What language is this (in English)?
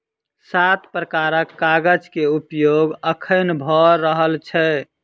Maithili